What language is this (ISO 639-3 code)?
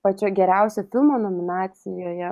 lit